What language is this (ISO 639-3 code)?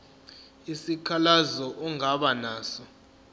zul